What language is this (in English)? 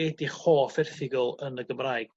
Welsh